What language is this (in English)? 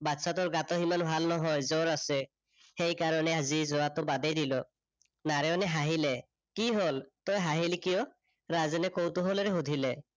Assamese